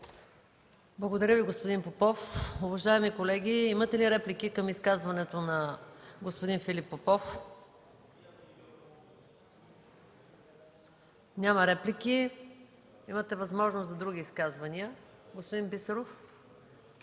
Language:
Bulgarian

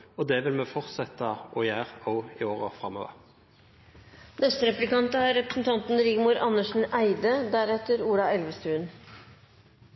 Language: Norwegian Bokmål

